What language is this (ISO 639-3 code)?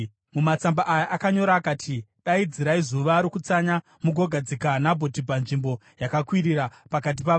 sna